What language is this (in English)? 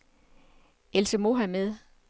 Danish